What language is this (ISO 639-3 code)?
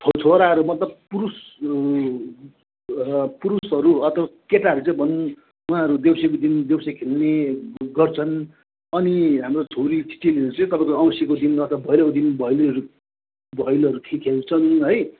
nep